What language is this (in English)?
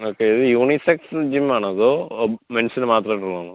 Malayalam